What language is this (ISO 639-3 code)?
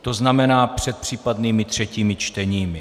ces